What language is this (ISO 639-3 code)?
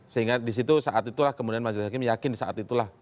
ind